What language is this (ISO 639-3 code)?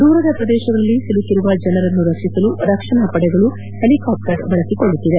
kan